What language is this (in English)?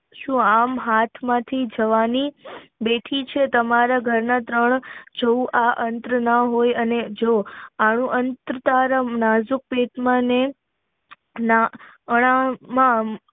Gujarati